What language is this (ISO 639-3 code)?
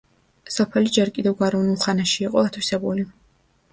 kat